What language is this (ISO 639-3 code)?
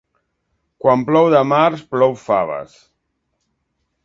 cat